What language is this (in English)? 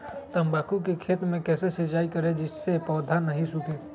Magahi